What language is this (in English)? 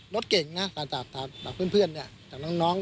Thai